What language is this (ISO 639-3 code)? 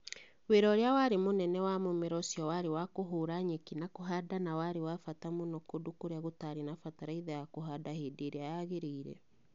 kik